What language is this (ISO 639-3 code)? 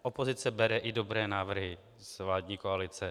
ces